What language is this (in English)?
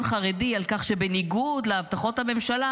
Hebrew